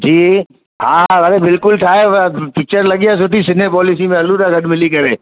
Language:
Sindhi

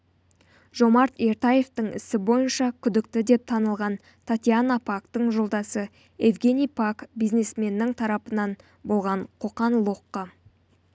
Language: Kazakh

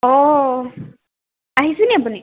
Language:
Assamese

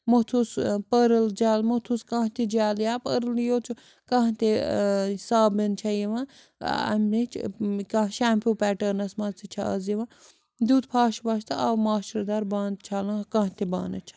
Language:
Kashmiri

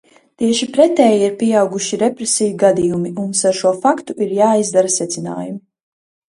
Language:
Latvian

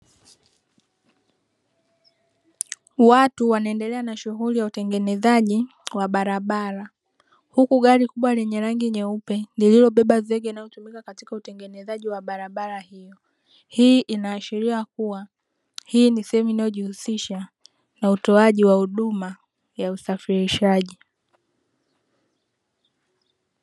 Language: Swahili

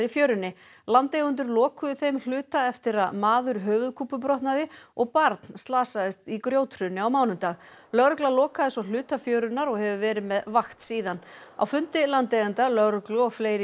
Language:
Icelandic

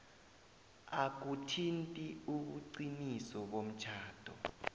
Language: South Ndebele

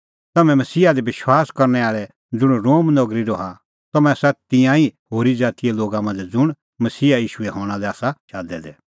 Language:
Kullu Pahari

